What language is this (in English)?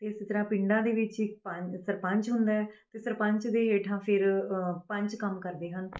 Punjabi